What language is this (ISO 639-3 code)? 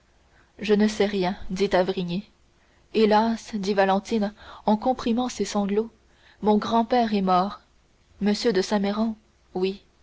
fra